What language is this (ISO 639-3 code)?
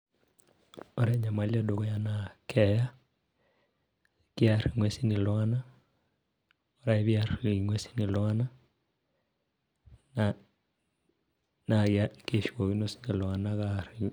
mas